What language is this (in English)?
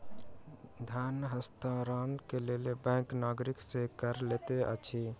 Maithili